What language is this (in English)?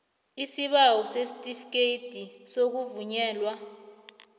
South Ndebele